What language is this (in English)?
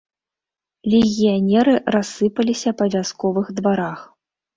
Belarusian